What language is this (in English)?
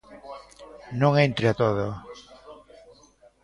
Galician